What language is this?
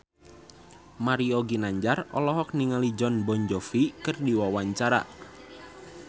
Sundanese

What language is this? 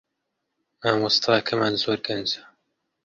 Central Kurdish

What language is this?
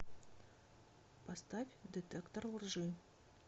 Russian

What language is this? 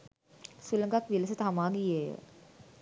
Sinhala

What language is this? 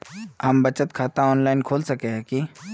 Magahi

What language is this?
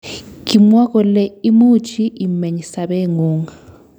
Kalenjin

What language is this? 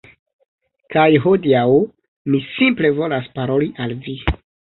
Esperanto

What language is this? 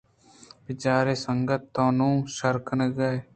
Eastern Balochi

